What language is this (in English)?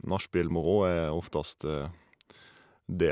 Norwegian